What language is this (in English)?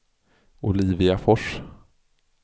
Swedish